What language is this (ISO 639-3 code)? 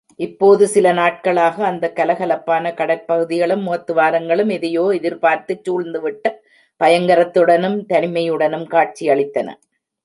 tam